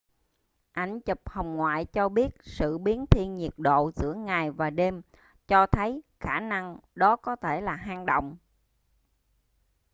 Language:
Vietnamese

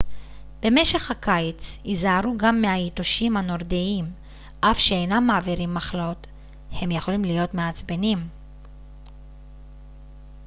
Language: Hebrew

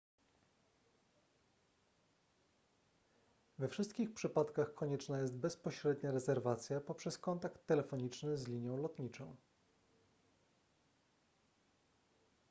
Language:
Polish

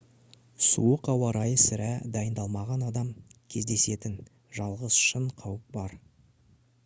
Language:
Kazakh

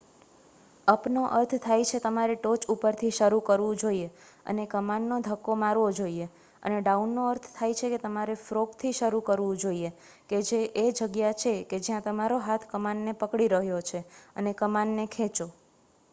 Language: Gujarati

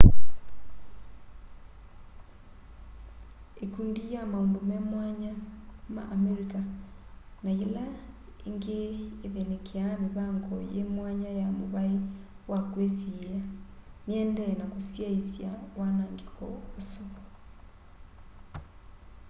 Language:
Kamba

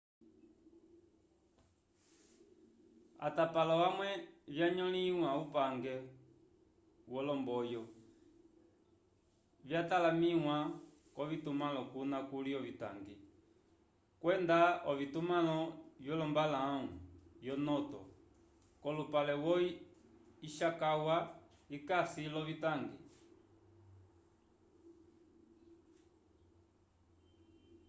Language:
Umbundu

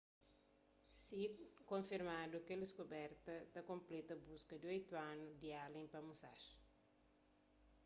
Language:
Kabuverdianu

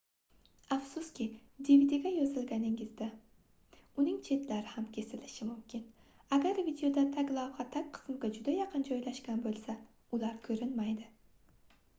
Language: Uzbek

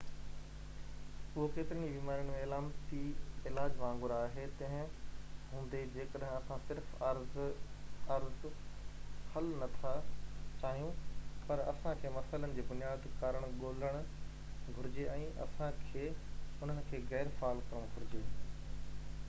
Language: Sindhi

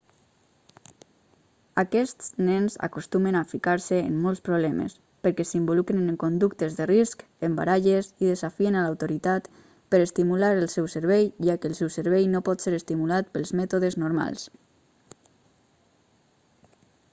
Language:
Catalan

